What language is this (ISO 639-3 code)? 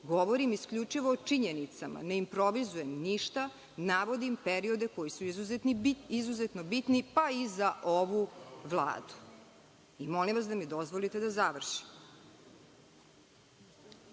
srp